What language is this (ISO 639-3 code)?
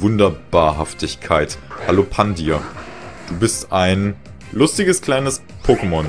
deu